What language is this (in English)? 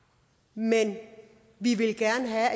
Danish